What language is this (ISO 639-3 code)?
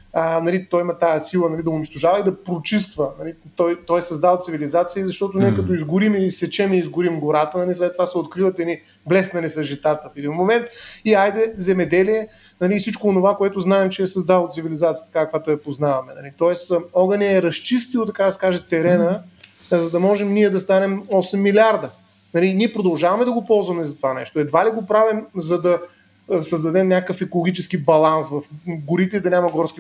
bul